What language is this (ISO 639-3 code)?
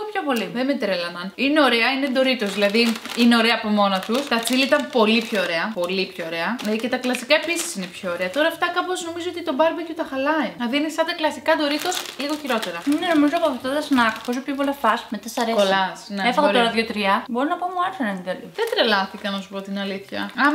ell